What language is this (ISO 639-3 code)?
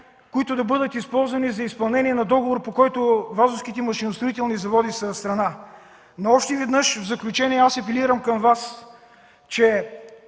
bul